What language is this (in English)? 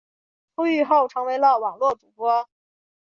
Chinese